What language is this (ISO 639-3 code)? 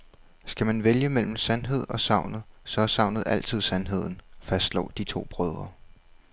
dan